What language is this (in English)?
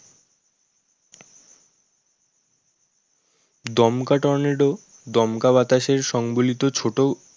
Bangla